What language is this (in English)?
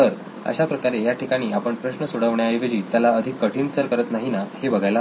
Marathi